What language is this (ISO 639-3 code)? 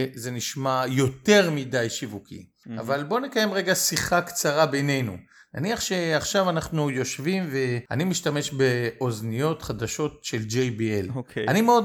heb